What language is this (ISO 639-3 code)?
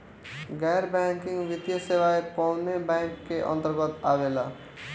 bho